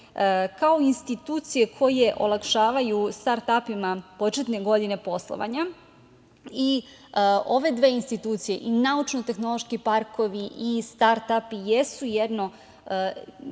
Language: Serbian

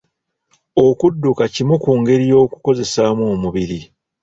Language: Ganda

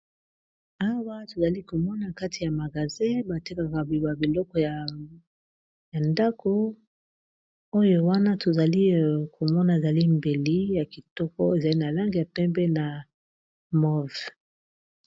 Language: Lingala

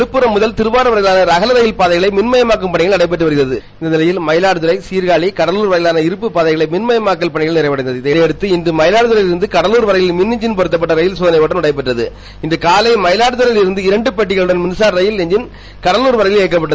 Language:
Tamil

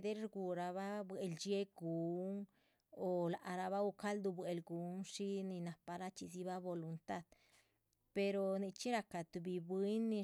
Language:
Chichicapan Zapotec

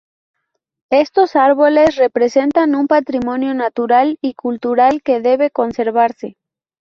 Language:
Spanish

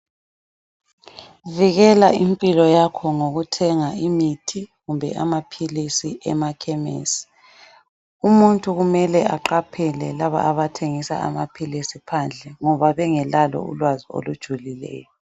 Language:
North Ndebele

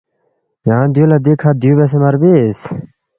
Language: Balti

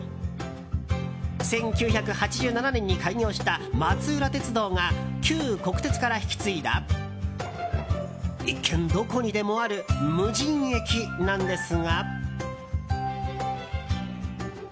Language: Japanese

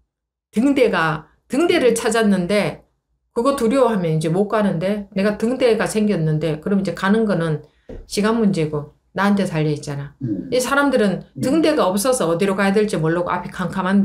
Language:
Korean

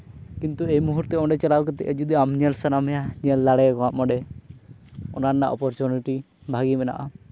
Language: Santali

